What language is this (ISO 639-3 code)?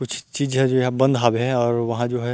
hne